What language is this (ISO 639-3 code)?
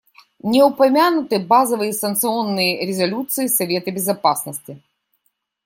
rus